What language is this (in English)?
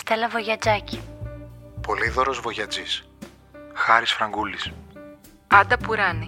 Greek